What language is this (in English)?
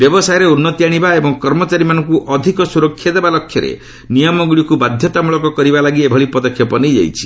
Odia